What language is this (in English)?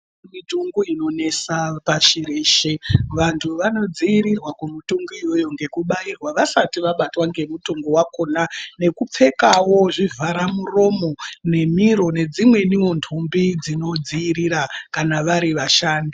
Ndau